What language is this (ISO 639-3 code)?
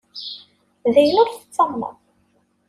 kab